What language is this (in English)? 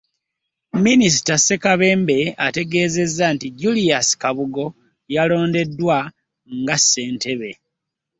Ganda